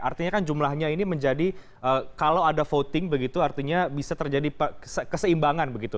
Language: Indonesian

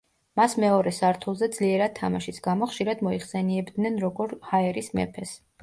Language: Georgian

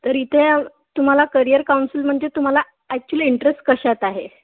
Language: Marathi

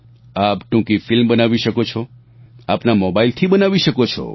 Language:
Gujarati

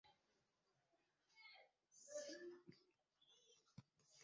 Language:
Igbo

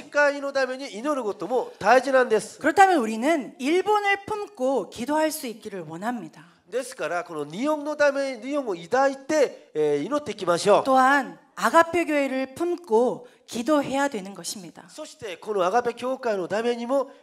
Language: Korean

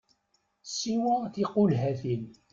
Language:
Kabyle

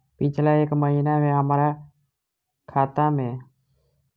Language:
Maithili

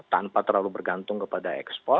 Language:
Indonesian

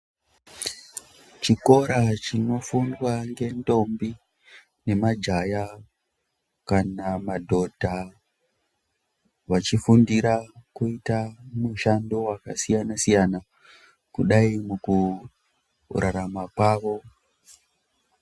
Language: Ndau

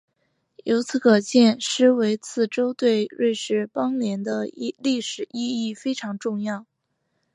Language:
Chinese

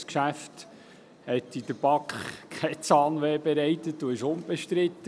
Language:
Swiss German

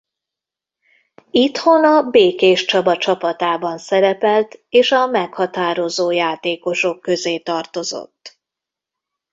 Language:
Hungarian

